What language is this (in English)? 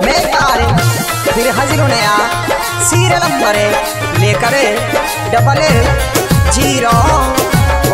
Hindi